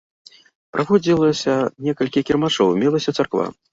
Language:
Belarusian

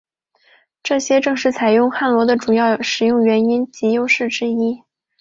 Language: Chinese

